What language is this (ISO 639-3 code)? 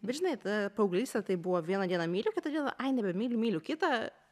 lit